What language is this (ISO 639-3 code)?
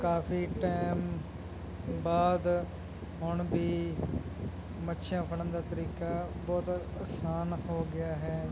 pan